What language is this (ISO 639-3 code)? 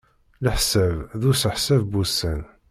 kab